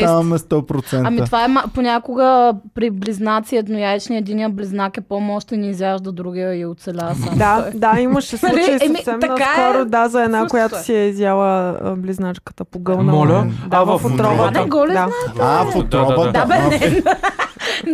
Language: Bulgarian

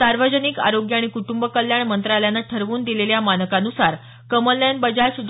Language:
Marathi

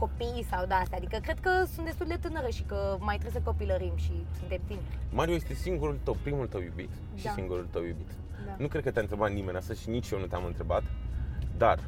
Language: Romanian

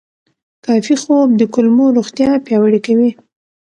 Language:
Pashto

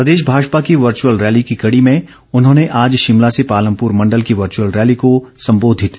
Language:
Hindi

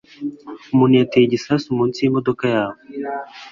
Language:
Kinyarwanda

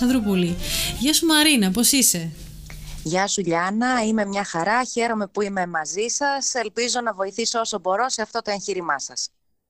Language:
Greek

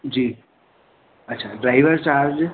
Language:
Sindhi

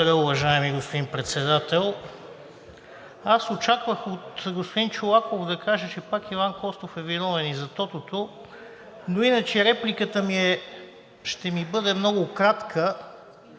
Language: Bulgarian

